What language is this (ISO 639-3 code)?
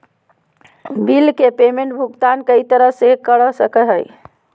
mag